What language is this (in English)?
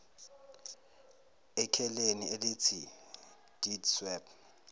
Zulu